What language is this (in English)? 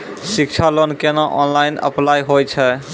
Maithili